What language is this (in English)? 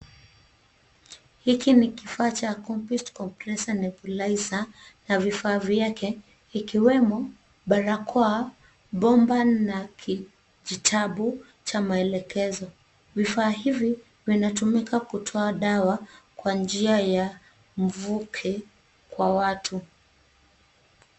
Swahili